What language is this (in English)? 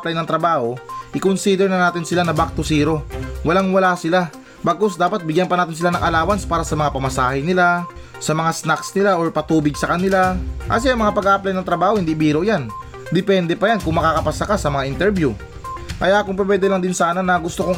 Filipino